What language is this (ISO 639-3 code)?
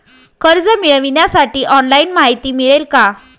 mar